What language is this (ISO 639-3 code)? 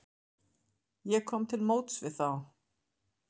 isl